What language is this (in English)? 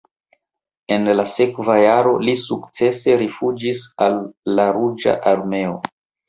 Esperanto